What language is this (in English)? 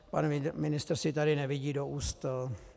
Czech